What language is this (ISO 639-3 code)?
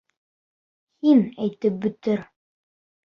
bak